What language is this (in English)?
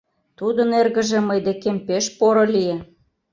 Mari